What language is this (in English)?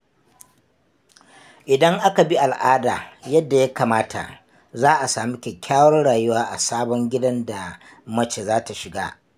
Hausa